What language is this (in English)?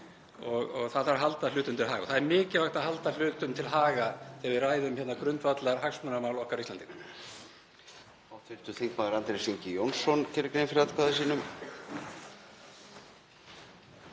Icelandic